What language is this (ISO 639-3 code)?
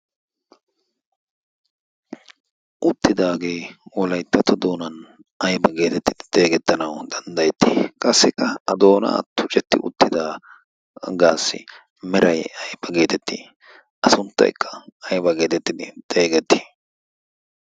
wal